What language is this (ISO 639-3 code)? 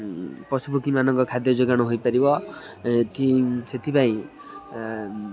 ori